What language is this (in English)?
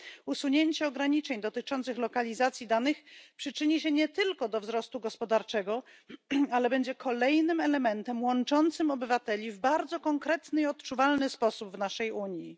Polish